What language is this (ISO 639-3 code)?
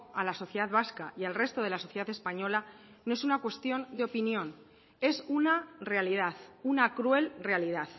spa